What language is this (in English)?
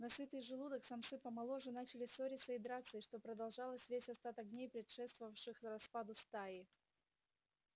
Russian